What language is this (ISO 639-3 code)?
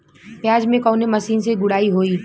bho